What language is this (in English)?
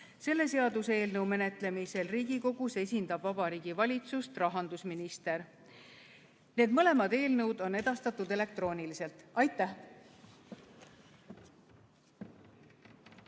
Estonian